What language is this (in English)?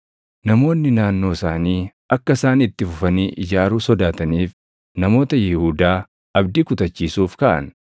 Oromo